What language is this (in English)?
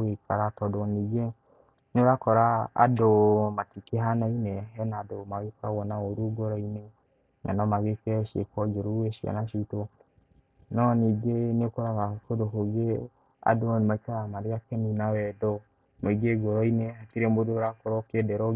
Kikuyu